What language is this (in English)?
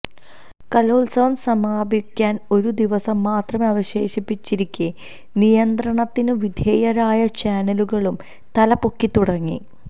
Malayalam